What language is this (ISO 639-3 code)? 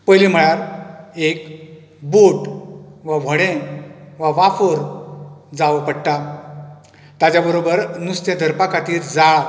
kok